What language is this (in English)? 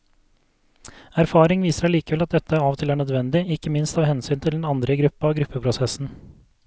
Norwegian